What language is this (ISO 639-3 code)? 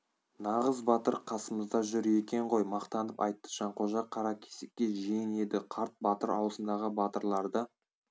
kaz